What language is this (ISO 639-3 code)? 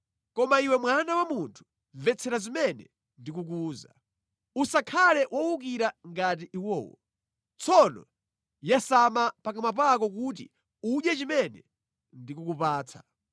nya